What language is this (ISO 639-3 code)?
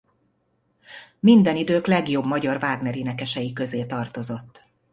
hun